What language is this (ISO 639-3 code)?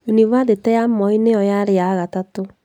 kik